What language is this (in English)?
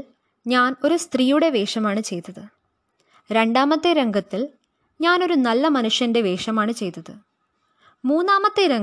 Malayalam